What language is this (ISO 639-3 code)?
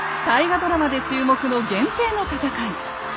jpn